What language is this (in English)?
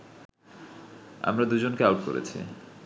Bangla